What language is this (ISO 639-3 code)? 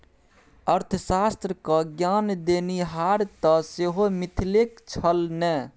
mai